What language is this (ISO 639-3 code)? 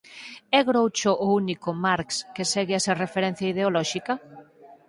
glg